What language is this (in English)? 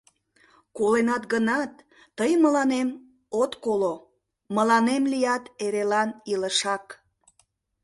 Mari